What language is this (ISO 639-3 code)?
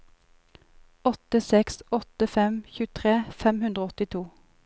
nor